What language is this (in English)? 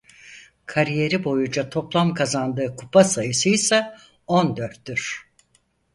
Turkish